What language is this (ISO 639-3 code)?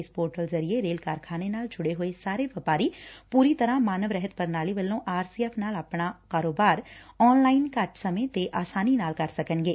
pan